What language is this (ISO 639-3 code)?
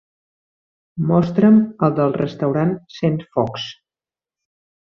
cat